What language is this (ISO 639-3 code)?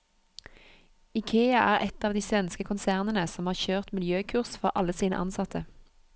nor